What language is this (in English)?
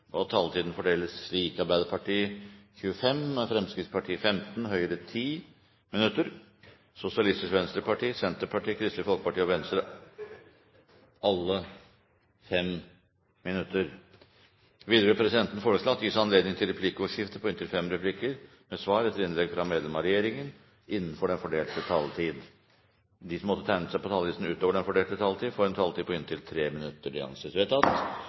Norwegian Bokmål